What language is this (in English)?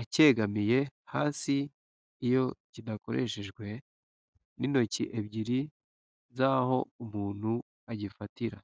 Kinyarwanda